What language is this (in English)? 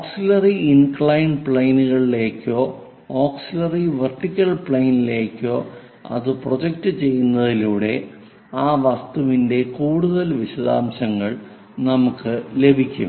Malayalam